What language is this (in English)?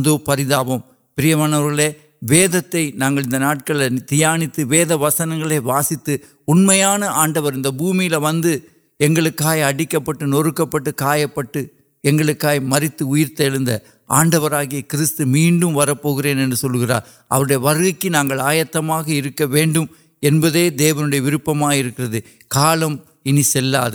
Urdu